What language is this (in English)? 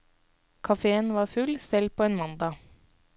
Norwegian